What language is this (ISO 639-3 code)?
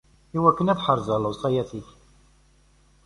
kab